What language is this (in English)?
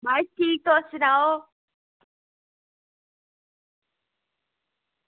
Dogri